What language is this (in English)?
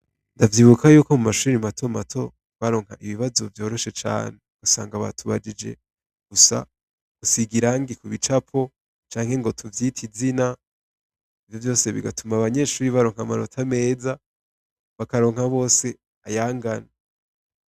Rundi